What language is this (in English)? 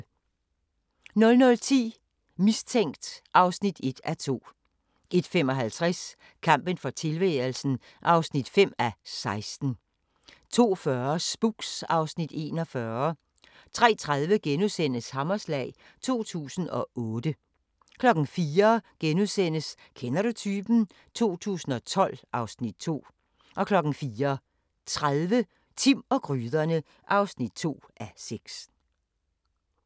Danish